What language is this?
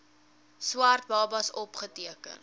Afrikaans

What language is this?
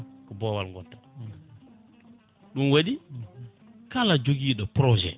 Fula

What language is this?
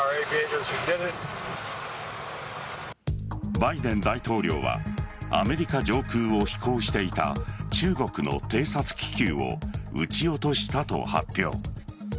Japanese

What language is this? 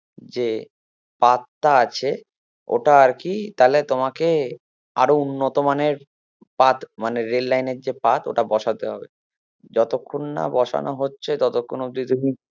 Bangla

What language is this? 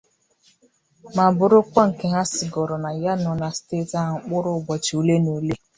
Igbo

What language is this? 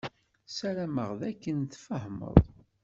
Kabyle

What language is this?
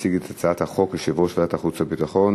Hebrew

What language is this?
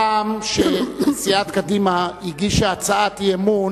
Hebrew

